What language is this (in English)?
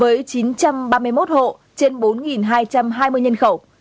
Vietnamese